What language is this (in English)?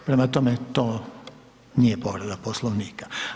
Croatian